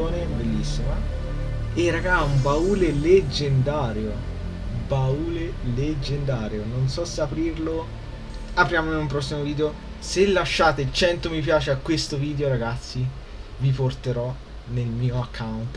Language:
Italian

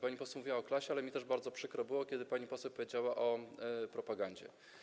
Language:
Polish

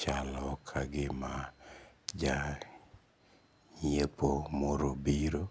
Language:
Luo (Kenya and Tanzania)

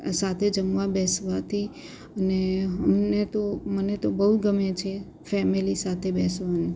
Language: Gujarati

